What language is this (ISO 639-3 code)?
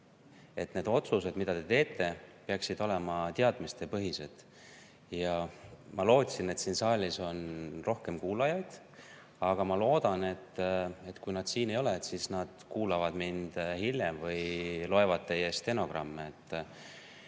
est